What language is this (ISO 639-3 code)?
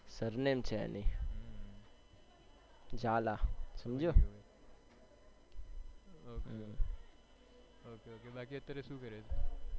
guj